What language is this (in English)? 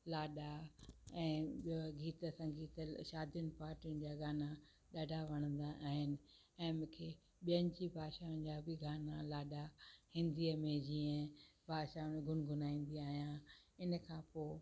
Sindhi